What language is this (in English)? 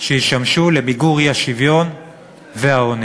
Hebrew